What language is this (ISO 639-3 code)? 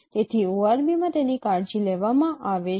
guj